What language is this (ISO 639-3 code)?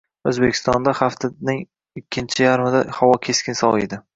uzb